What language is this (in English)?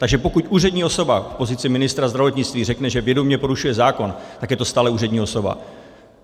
Czech